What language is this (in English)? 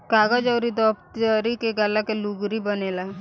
Bhojpuri